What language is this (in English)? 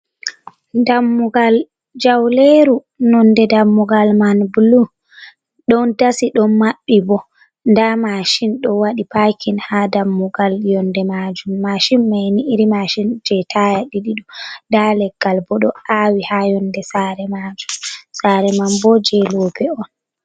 Fula